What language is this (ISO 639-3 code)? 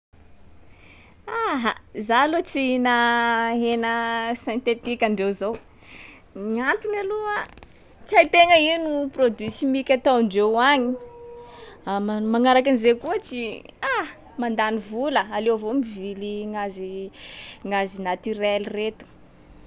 skg